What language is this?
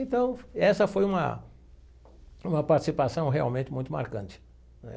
Portuguese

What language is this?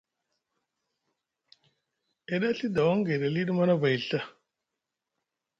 Musgu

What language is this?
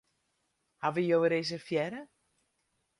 Western Frisian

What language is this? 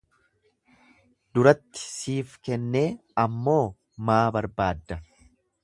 Oromo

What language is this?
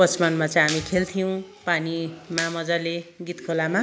Nepali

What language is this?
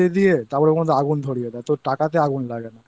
Bangla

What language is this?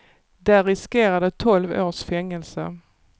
Swedish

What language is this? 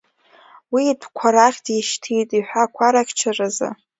Abkhazian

